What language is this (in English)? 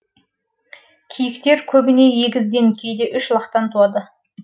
Kazakh